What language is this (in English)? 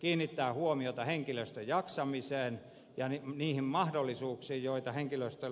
Finnish